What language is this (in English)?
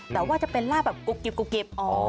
Thai